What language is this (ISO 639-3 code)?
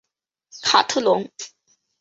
zho